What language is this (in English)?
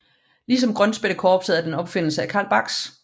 Danish